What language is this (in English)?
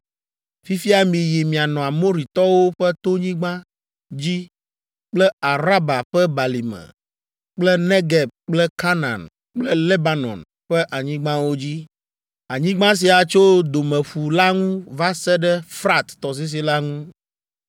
Ewe